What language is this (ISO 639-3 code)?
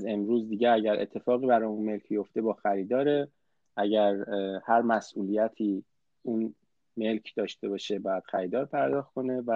fas